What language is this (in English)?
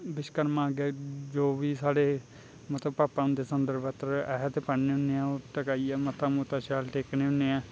Dogri